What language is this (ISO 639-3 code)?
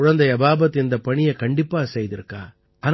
tam